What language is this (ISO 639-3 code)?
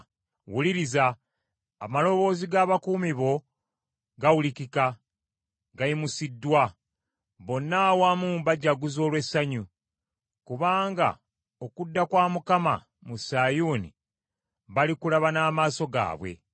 lug